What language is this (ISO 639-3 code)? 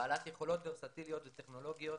heb